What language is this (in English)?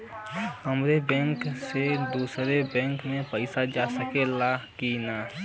Bhojpuri